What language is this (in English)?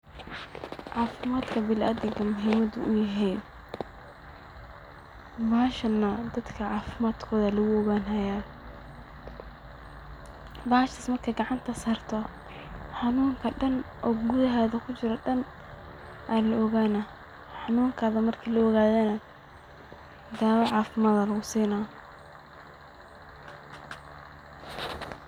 Somali